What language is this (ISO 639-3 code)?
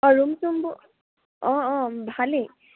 asm